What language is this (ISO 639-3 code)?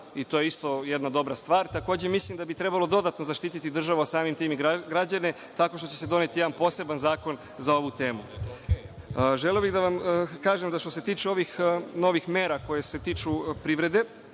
srp